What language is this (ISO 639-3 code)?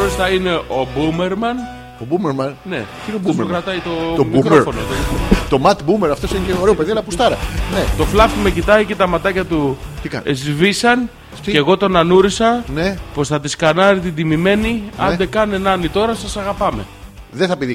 ell